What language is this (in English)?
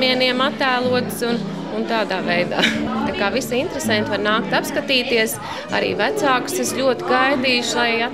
Latvian